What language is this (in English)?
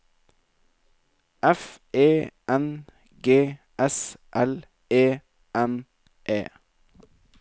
Norwegian